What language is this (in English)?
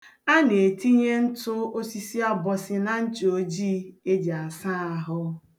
Igbo